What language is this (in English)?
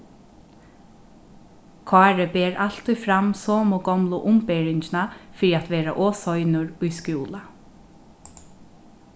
Faroese